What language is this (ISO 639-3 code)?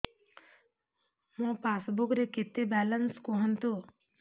ori